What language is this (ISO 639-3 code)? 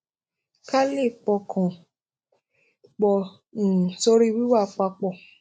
yor